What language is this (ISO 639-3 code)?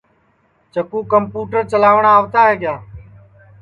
ssi